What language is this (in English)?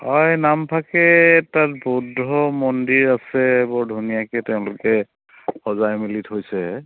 Assamese